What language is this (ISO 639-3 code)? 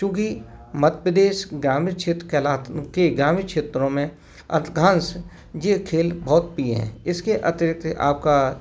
hin